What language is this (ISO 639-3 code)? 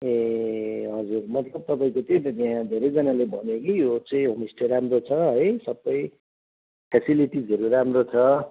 nep